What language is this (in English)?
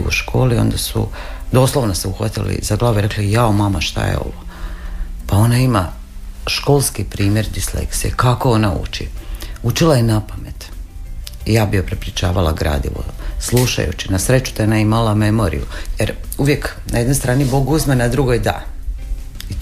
Croatian